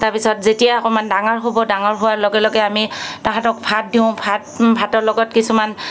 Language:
Assamese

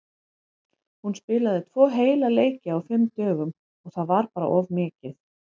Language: Icelandic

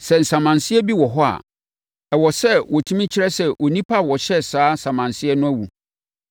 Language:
Akan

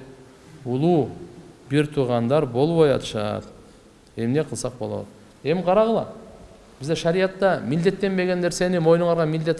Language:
Turkish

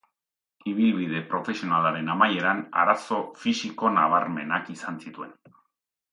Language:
Basque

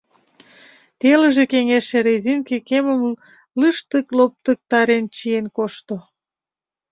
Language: Mari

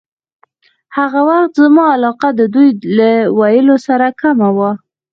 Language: Pashto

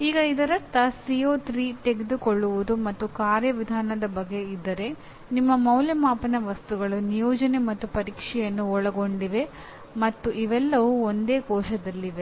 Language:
Kannada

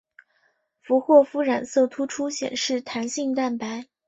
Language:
Chinese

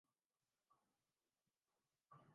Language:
Urdu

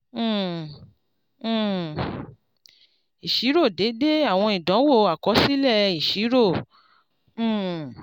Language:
Yoruba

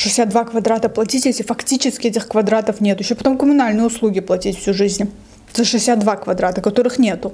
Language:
Russian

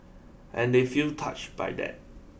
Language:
English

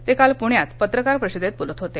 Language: Marathi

